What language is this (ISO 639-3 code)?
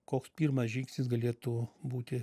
lit